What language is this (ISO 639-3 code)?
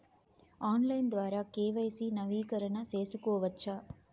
tel